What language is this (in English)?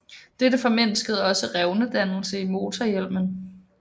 Danish